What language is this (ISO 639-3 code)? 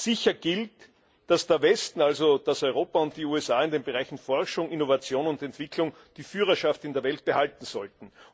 deu